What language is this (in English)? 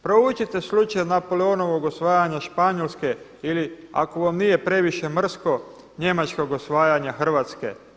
Croatian